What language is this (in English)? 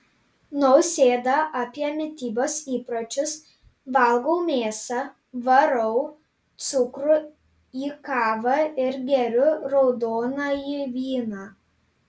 Lithuanian